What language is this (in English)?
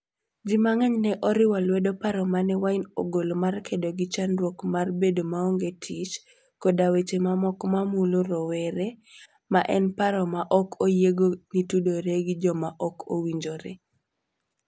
Luo (Kenya and Tanzania)